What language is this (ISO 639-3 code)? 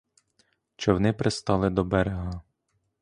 ukr